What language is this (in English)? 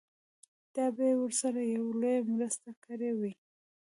Pashto